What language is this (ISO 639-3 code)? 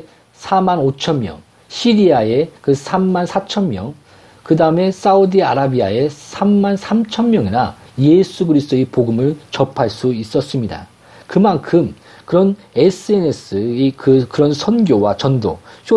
kor